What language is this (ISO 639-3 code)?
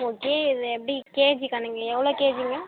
tam